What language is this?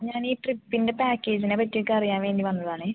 Malayalam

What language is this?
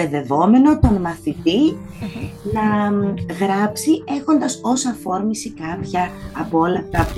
Greek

